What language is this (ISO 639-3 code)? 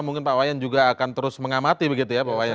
ind